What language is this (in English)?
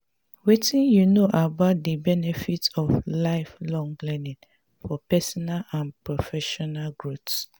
Nigerian Pidgin